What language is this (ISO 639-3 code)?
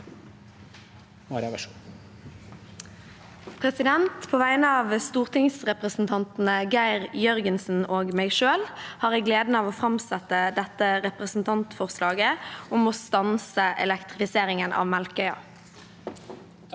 nor